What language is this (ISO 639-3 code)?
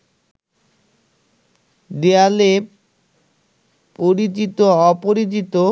ben